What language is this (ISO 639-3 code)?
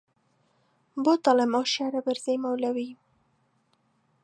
ckb